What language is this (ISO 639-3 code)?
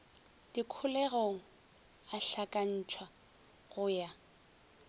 nso